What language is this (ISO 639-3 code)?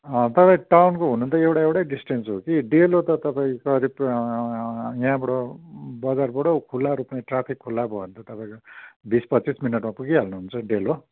nep